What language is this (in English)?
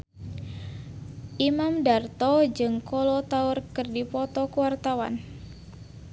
Sundanese